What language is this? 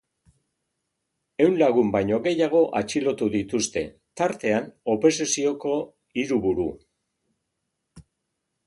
Basque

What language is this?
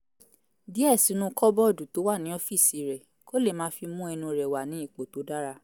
Yoruba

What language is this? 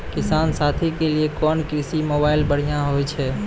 Maithili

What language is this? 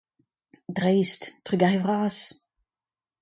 Breton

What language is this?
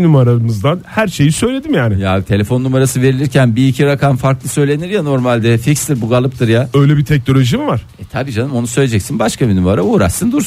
Turkish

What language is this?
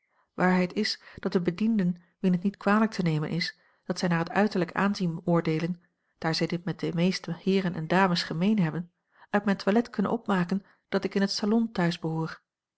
Dutch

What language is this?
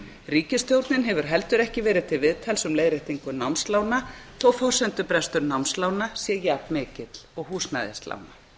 Icelandic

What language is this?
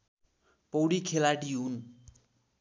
Nepali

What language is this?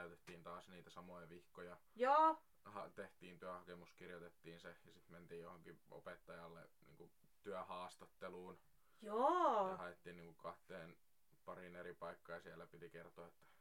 Finnish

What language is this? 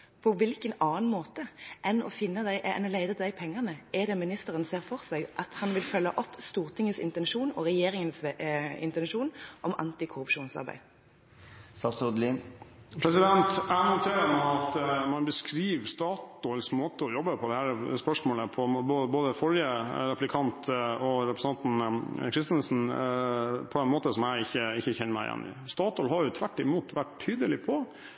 Norwegian Bokmål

